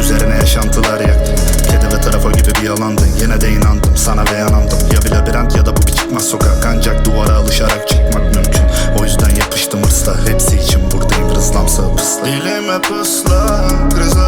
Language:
Turkish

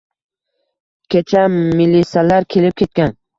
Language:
Uzbek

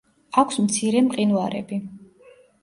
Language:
Georgian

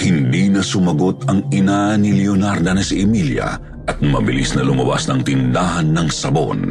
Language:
Filipino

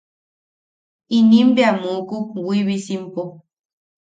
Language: Yaqui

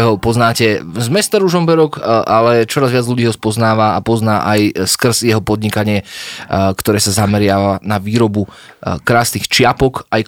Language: Slovak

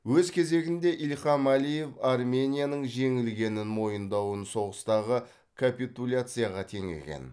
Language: Kazakh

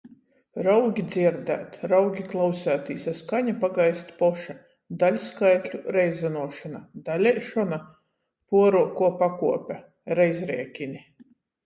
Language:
Latgalian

